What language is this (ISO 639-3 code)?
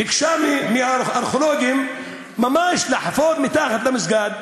heb